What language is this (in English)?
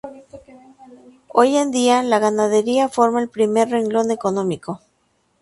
Spanish